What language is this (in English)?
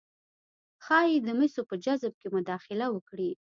Pashto